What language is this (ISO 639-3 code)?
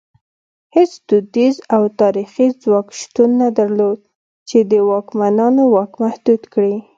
pus